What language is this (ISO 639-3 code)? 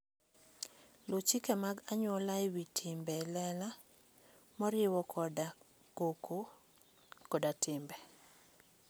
luo